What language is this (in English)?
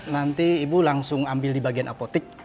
Indonesian